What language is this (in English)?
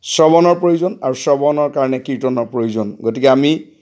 Assamese